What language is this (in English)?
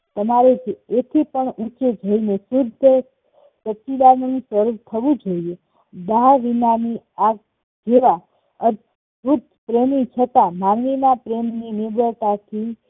Gujarati